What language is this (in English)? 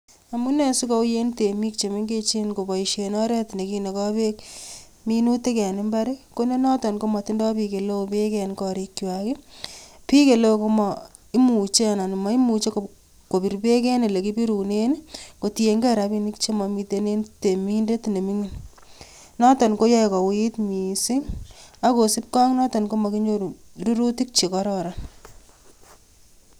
Kalenjin